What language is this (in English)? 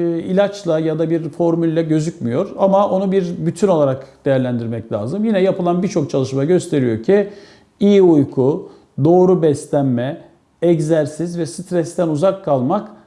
Turkish